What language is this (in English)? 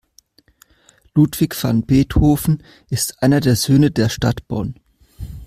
German